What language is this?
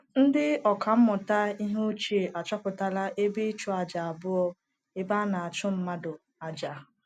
Igbo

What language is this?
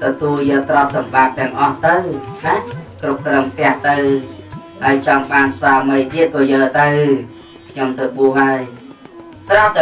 Vietnamese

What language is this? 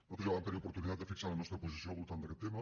Catalan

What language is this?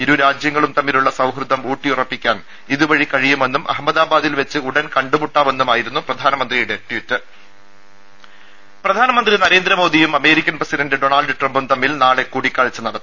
Malayalam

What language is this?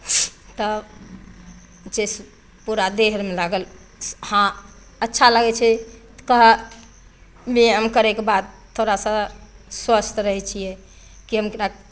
Maithili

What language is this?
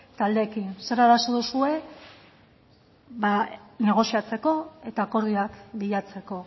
Basque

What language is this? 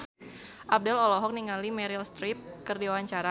Sundanese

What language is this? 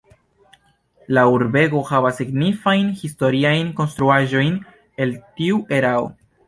Esperanto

